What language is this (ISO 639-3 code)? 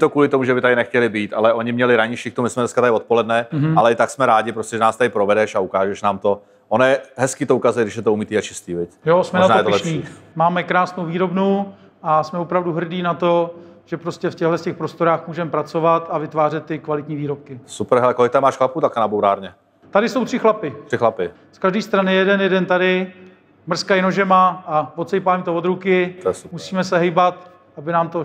ces